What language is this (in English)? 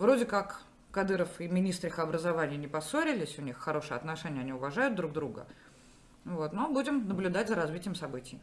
Russian